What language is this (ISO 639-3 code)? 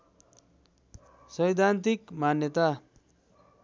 nep